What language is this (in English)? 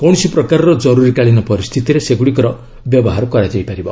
Odia